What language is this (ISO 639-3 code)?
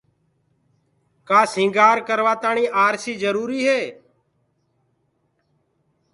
ggg